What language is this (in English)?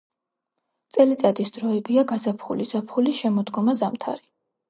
Georgian